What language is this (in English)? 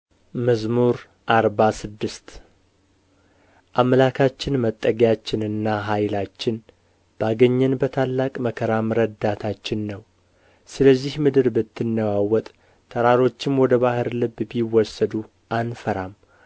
Amharic